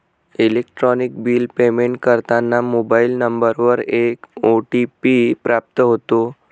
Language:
Marathi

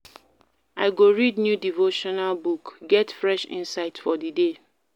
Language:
Nigerian Pidgin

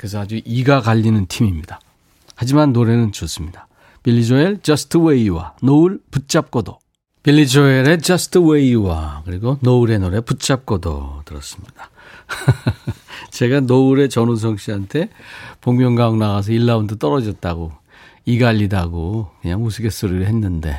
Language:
Korean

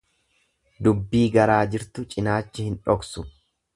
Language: Oromo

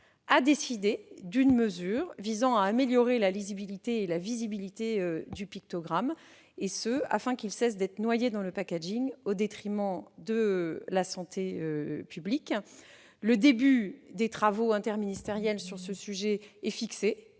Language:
French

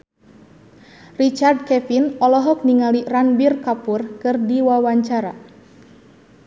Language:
Sundanese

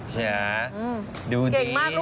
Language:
Thai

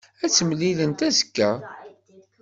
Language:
Kabyle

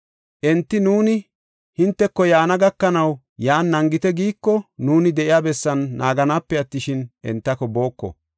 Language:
Gofa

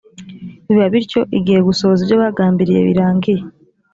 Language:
Kinyarwanda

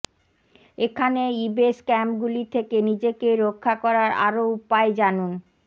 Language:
Bangla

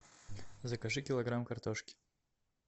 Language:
Russian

